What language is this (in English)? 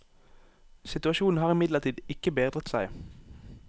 Norwegian